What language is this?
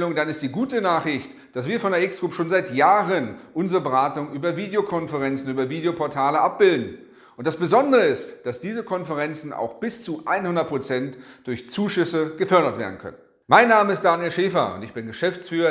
German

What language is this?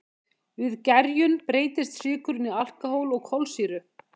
Icelandic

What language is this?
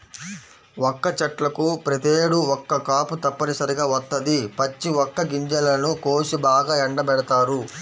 Telugu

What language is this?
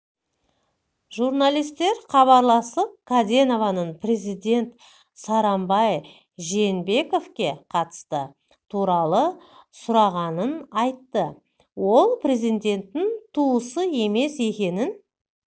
Kazakh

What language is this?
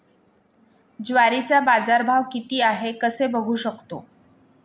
Marathi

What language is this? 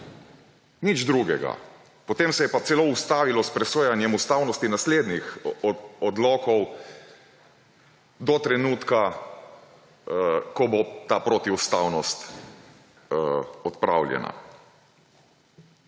Slovenian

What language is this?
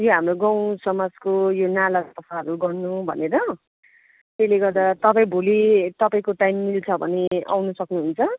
Nepali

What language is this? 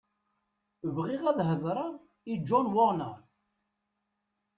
Kabyle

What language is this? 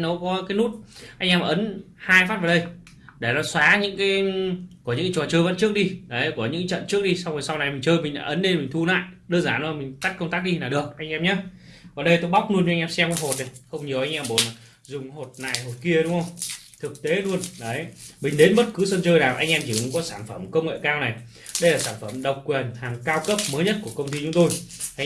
Vietnamese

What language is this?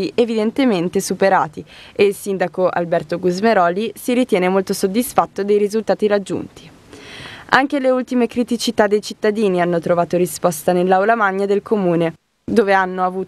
Italian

